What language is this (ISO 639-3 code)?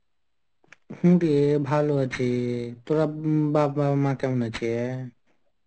ben